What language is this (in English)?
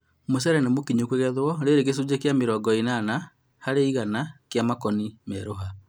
Kikuyu